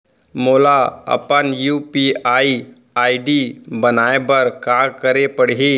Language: Chhattisgarhi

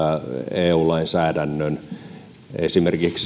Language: Finnish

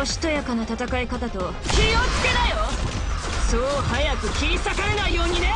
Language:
Japanese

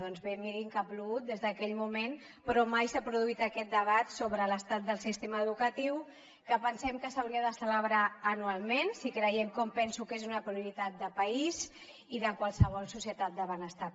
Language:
Catalan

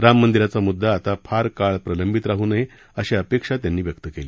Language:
Marathi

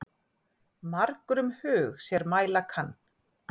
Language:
Icelandic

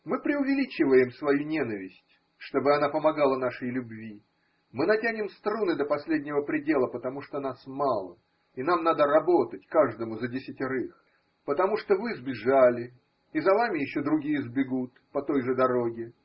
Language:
Russian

